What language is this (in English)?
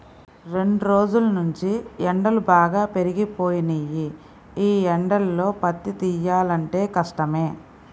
Telugu